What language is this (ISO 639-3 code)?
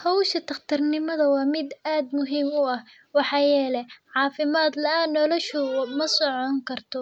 som